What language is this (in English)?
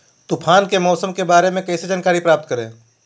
Magahi